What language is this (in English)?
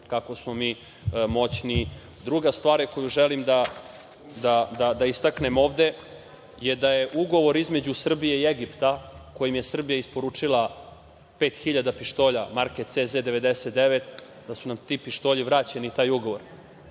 Serbian